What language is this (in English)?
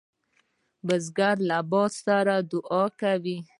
Pashto